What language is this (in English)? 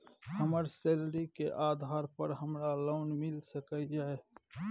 Maithili